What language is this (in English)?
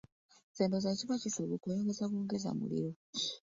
Ganda